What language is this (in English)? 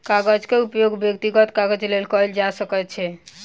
Maithili